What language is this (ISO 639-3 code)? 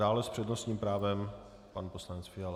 ces